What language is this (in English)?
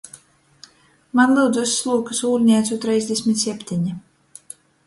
Latgalian